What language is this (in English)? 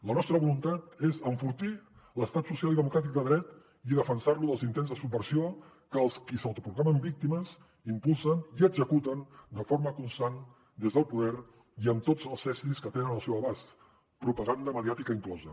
Catalan